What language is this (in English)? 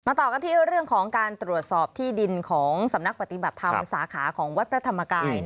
Thai